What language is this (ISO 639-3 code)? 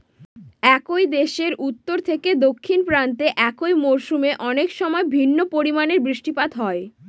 ben